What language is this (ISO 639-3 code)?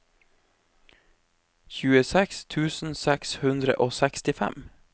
nor